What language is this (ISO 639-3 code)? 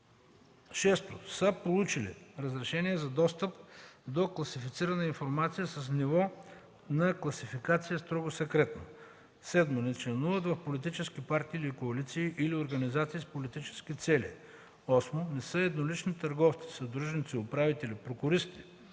bul